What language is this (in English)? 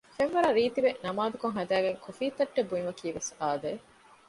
Divehi